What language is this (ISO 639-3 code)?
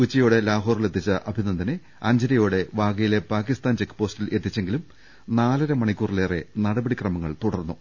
mal